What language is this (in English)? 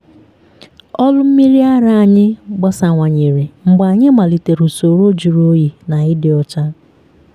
Igbo